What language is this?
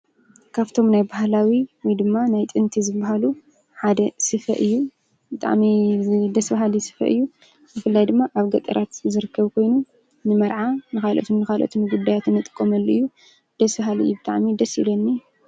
Tigrinya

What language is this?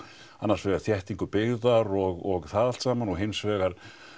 Icelandic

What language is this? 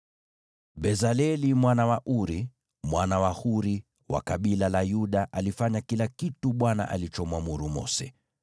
Swahili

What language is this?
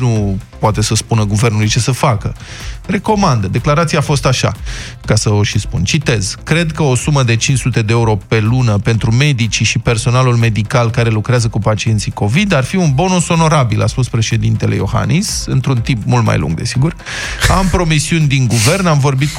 Romanian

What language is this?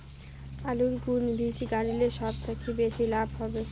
Bangla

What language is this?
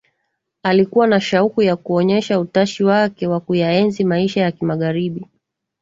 Swahili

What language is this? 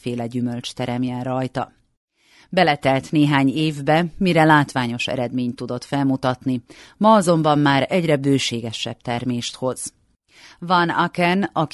Hungarian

